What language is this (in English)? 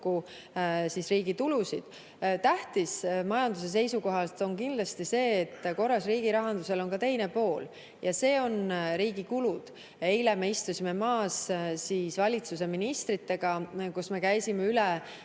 Estonian